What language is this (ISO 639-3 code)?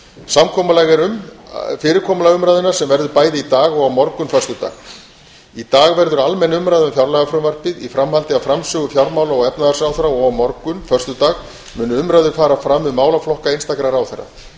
isl